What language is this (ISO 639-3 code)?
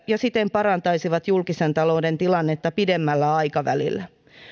fin